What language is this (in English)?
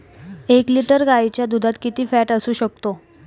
Marathi